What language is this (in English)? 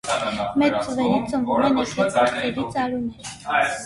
Armenian